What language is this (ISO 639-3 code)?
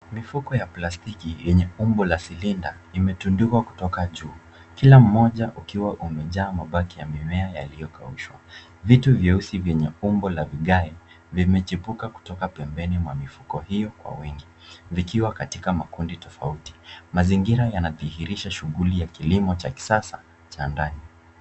swa